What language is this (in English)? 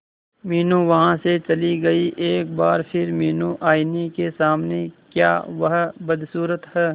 Hindi